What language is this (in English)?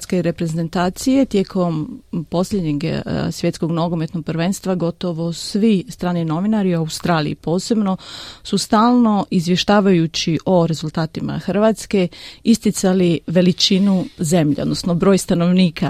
Croatian